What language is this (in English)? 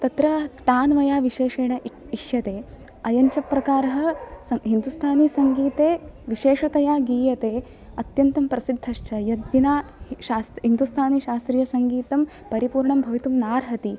Sanskrit